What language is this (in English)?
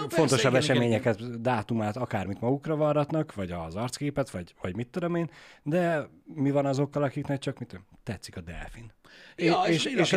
Hungarian